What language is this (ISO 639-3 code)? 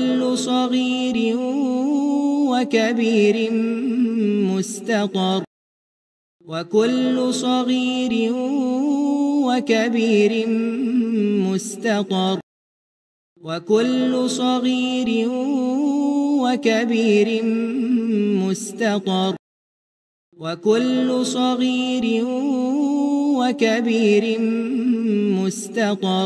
ara